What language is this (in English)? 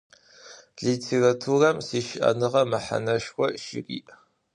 Adyghe